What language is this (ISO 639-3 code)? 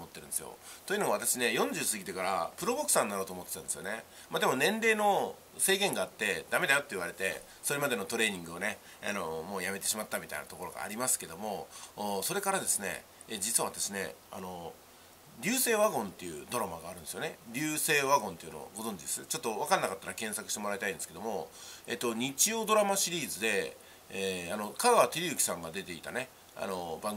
jpn